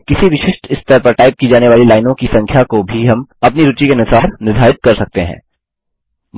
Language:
Hindi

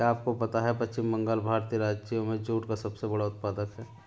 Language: Hindi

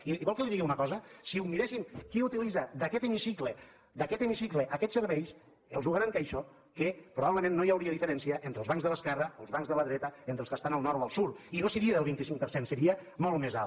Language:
Catalan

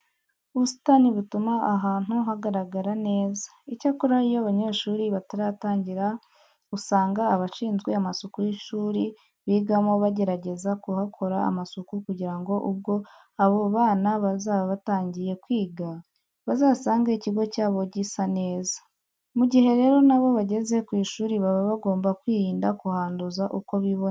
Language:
Kinyarwanda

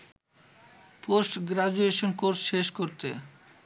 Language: Bangla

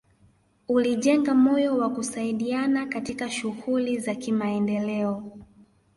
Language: Swahili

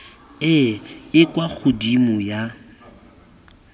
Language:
Tswana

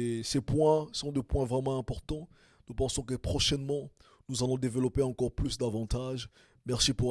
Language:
French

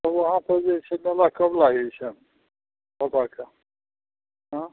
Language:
Maithili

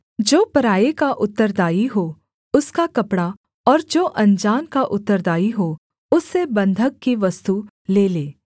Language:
Hindi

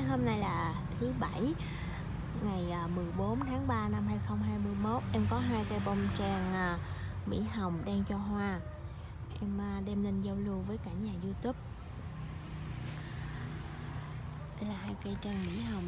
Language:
Vietnamese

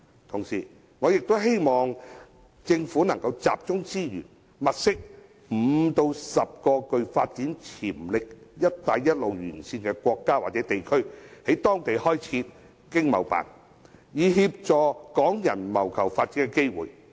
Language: Cantonese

